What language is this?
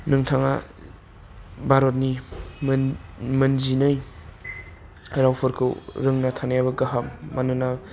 Bodo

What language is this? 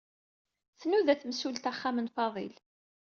Kabyle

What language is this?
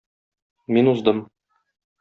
Tatar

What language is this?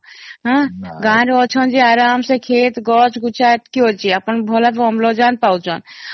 Odia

